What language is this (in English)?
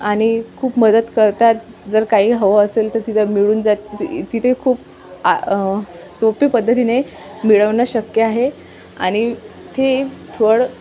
Marathi